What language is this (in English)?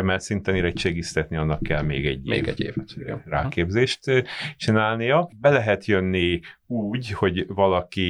Hungarian